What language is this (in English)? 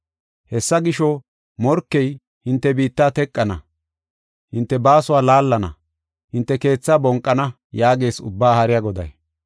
Gofa